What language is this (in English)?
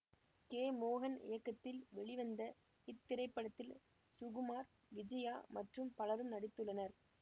Tamil